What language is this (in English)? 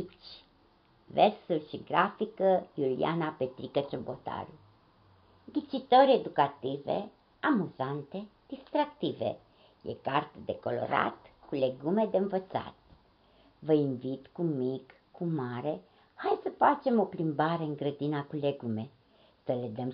Romanian